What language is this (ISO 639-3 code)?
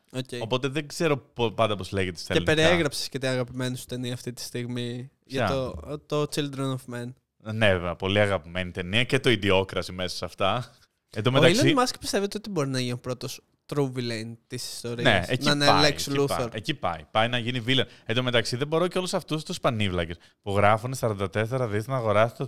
ell